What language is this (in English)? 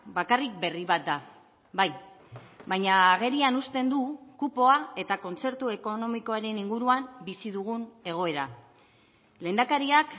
Basque